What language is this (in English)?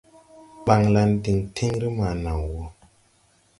Tupuri